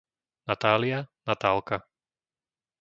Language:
Slovak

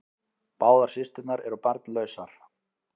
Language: Icelandic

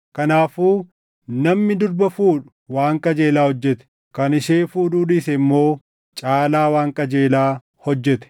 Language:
Oromo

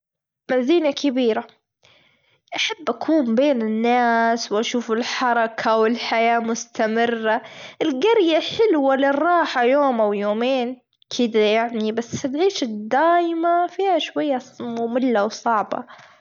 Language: Gulf Arabic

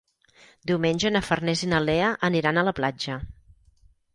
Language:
Catalan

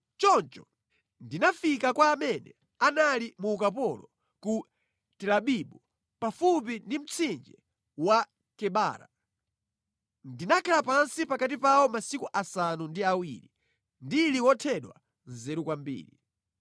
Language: Nyanja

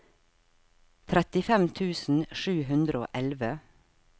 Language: Norwegian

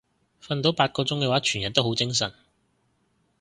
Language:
Cantonese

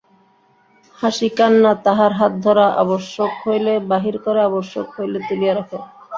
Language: Bangla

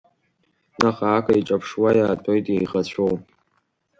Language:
Abkhazian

